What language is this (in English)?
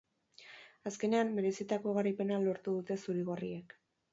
Basque